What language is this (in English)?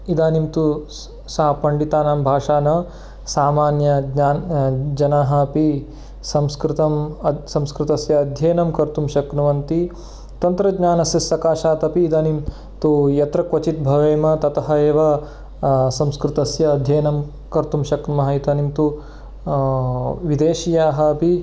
Sanskrit